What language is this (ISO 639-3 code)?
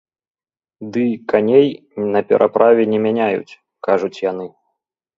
bel